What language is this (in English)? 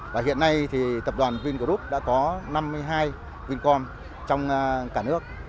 Vietnamese